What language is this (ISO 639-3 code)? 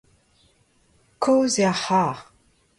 bre